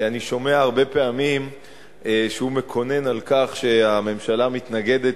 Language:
Hebrew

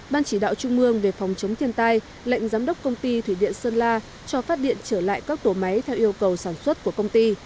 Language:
Vietnamese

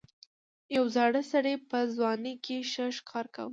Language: Pashto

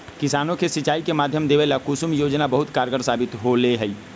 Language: Magahi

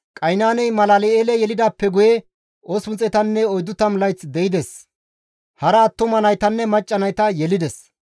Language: Gamo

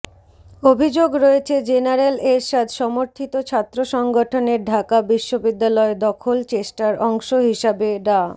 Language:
Bangla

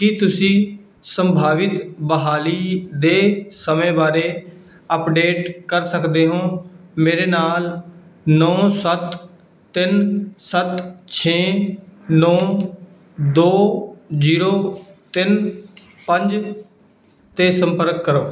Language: Punjabi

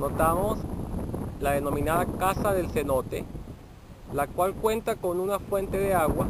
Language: Spanish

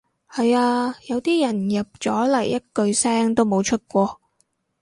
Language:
Cantonese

